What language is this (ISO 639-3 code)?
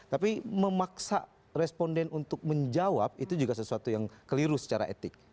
ind